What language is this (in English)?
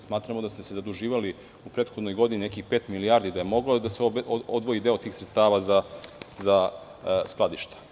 Serbian